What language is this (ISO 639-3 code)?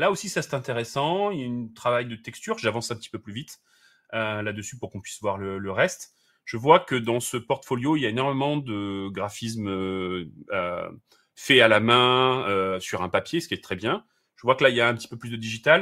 fra